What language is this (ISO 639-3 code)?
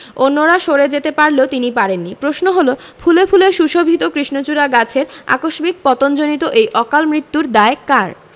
ben